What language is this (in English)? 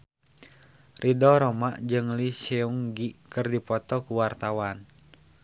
Sundanese